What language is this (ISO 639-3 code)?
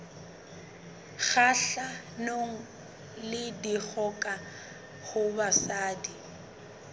sot